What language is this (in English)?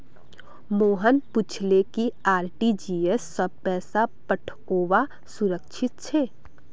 Magahi